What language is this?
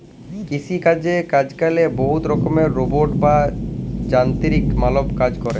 Bangla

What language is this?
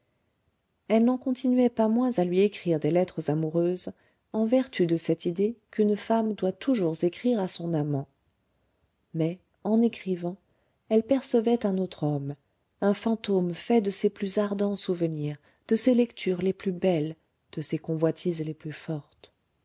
French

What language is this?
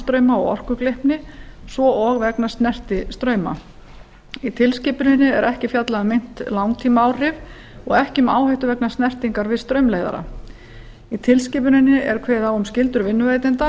Icelandic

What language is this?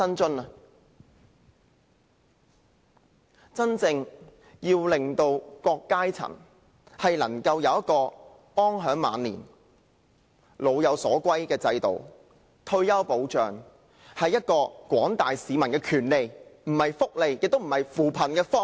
Cantonese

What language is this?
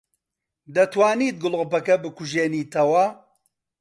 Central Kurdish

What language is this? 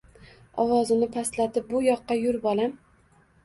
Uzbek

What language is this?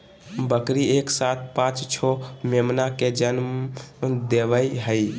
Magahi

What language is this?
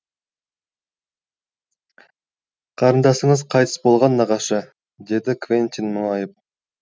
Kazakh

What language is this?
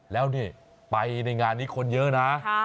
Thai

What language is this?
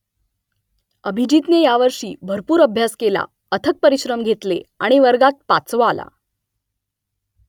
Marathi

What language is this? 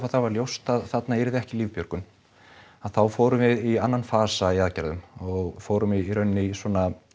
Icelandic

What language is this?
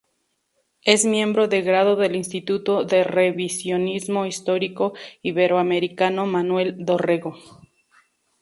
Spanish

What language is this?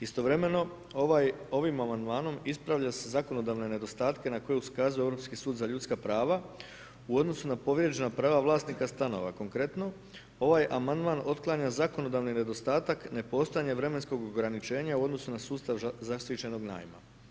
Croatian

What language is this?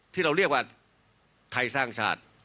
Thai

